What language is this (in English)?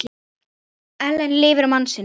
Icelandic